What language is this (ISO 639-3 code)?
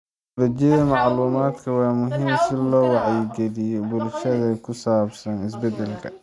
som